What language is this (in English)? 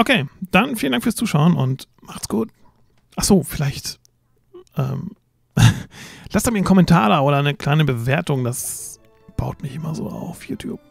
German